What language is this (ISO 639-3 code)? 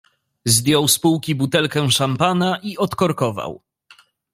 pol